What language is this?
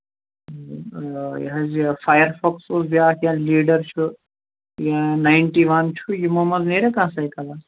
Kashmiri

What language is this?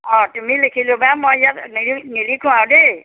Assamese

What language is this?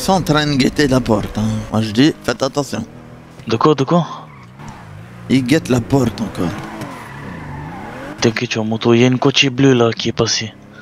French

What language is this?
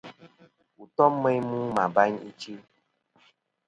Kom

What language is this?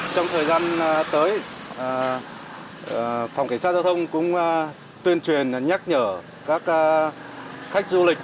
Vietnamese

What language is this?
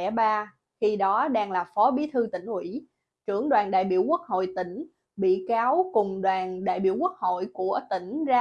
Vietnamese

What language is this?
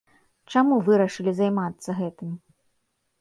Belarusian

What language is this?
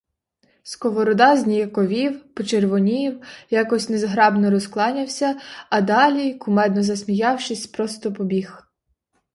Ukrainian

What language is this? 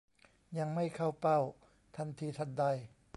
Thai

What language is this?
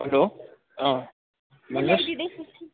Nepali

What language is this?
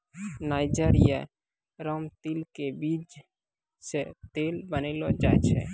Maithili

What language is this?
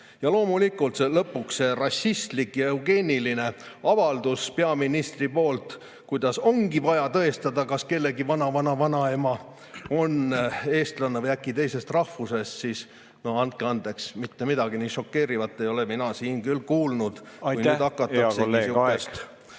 Estonian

